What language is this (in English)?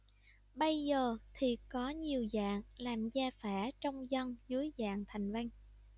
Vietnamese